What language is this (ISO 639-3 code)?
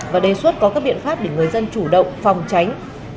vie